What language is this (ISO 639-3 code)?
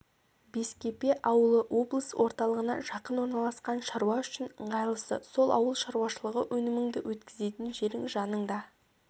kaz